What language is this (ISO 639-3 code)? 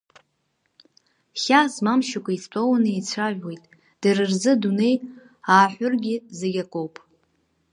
abk